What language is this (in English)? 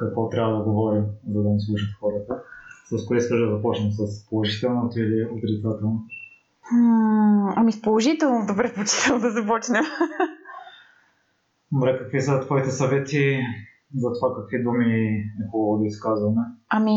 Bulgarian